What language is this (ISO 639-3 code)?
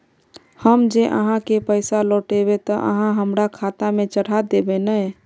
mag